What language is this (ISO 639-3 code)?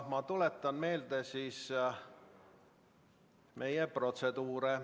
est